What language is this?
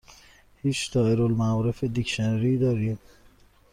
Persian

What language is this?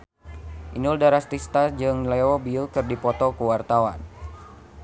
Sundanese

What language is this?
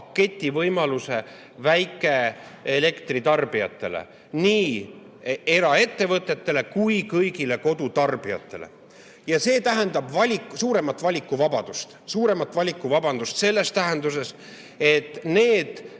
Estonian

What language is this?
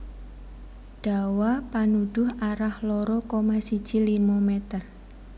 Javanese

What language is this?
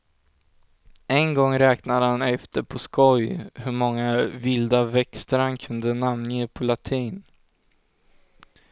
Swedish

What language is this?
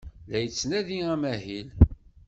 Kabyle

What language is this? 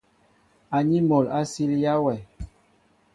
Mbo (Cameroon)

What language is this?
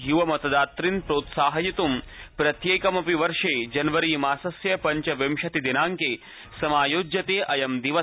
Sanskrit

